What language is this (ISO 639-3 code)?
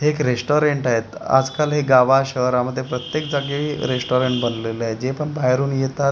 mar